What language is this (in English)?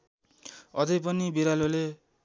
Nepali